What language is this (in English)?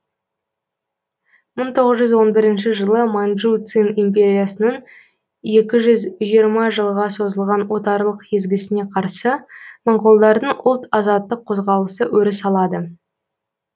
Kazakh